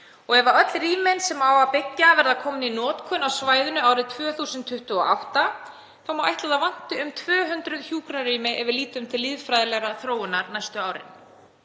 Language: Icelandic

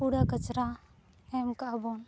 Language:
Santali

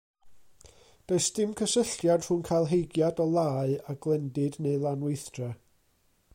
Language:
Welsh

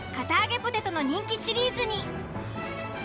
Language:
Japanese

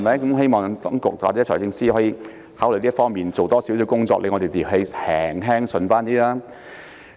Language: Cantonese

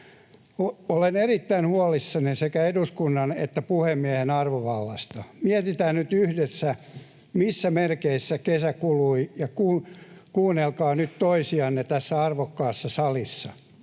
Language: Finnish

